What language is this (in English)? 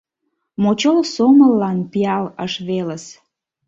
Mari